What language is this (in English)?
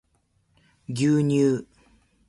Japanese